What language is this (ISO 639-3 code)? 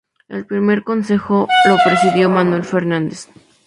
spa